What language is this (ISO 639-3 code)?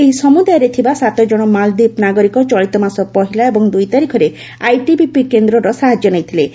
ori